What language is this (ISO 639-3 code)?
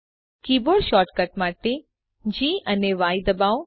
guj